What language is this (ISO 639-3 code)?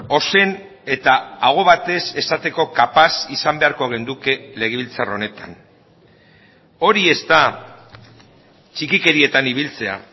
eus